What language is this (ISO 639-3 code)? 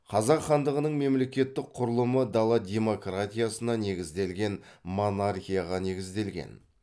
kaz